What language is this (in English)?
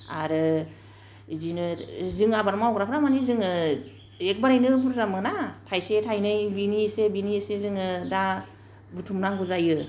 Bodo